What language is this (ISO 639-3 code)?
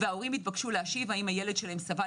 heb